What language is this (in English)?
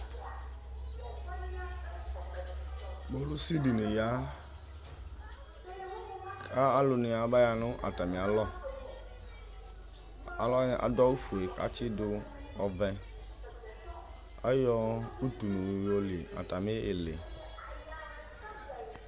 Ikposo